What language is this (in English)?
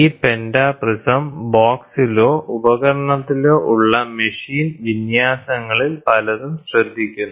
Malayalam